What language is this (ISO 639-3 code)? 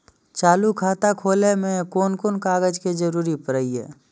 mai